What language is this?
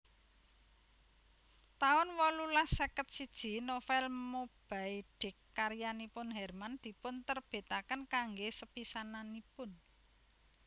Javanese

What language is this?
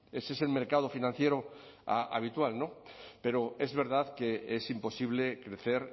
Spanish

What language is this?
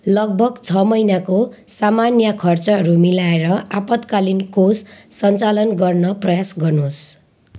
Nepali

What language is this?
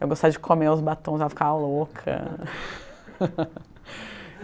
Portuguese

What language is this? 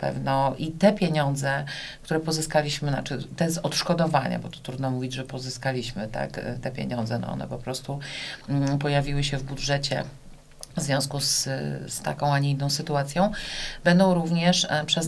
Polish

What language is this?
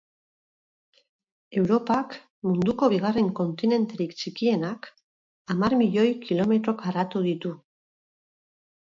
Basque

